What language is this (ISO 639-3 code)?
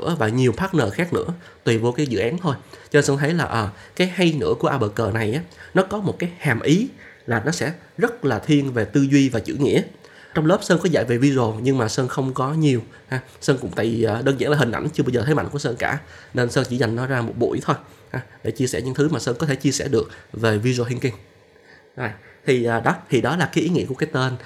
vie